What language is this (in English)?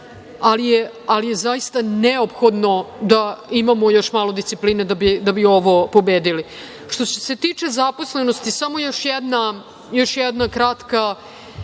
Serbian